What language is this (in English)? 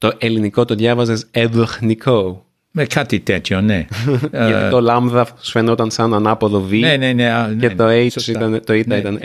Greek